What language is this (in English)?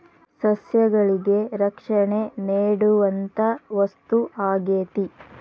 Kannada